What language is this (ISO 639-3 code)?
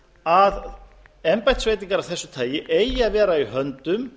isl